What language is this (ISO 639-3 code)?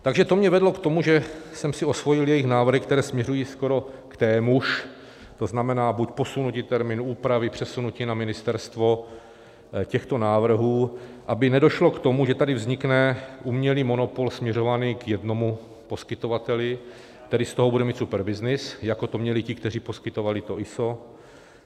ces